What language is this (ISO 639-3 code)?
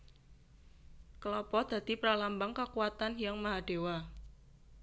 jav